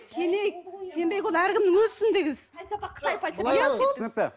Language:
Kazakh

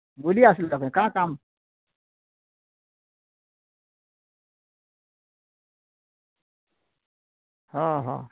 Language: Odia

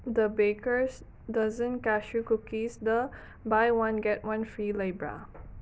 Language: Manipuri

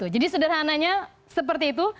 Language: Indonesian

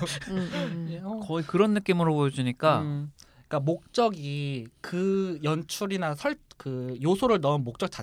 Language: Korean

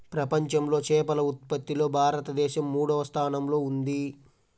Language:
Telugu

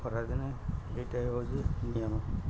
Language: Odia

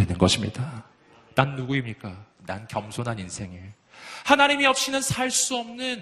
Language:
Korean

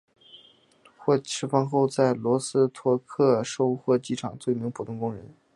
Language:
Chinese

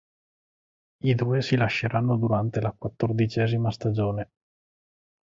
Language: Italian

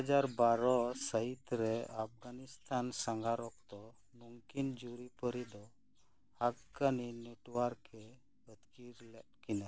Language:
Santali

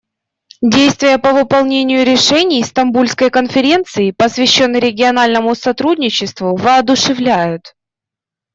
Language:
Russian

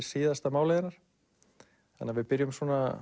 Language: Icelandic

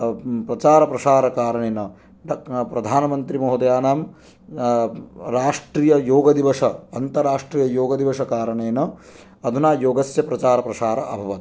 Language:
Sanskrit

